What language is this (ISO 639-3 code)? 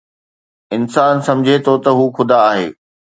snd